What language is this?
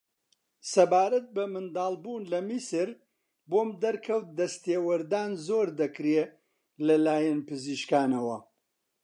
Central Kurdish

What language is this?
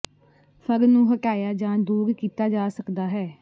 Punjabi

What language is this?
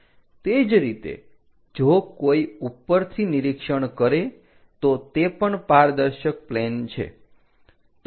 Gujarati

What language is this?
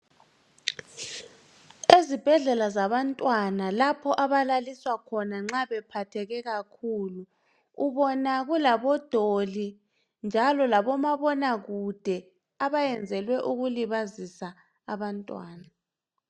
North Ndebele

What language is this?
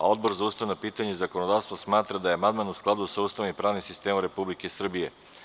Serbian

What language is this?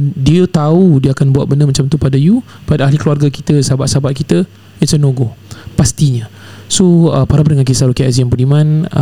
Malay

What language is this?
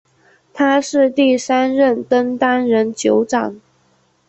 Chinese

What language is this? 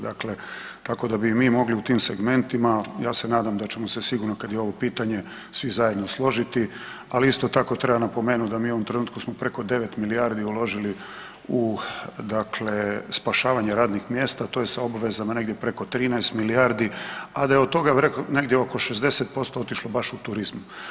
Croatian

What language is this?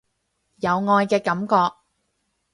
Cantonese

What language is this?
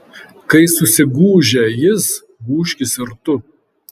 Lithuanian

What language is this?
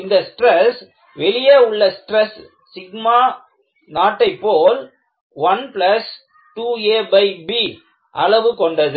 Tamil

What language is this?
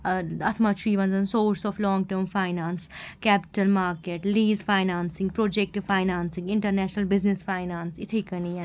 Kashmiri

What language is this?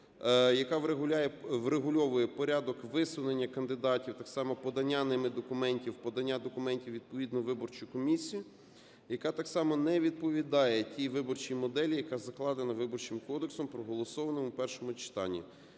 Ukrainian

